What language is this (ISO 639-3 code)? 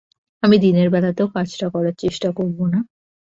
ben